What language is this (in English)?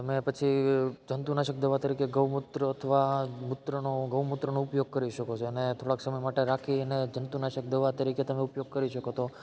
Gujarati